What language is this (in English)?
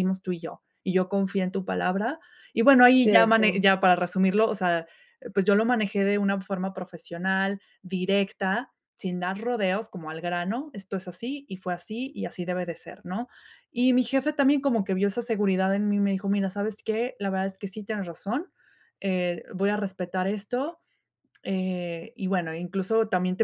Spanish